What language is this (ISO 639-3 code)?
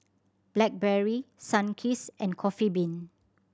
eng